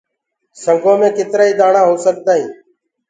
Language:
Gurgula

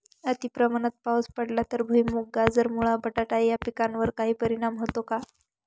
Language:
Marathi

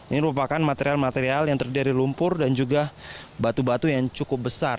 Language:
Indonesian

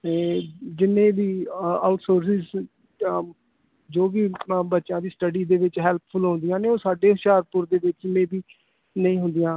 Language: Punjabi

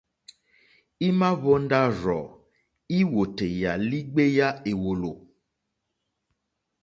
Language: Mokpwe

